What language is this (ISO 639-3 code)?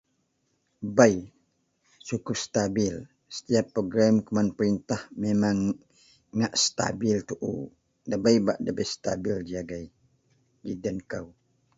mel